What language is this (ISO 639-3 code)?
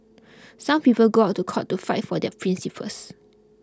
eng